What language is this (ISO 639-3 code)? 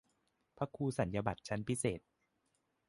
tha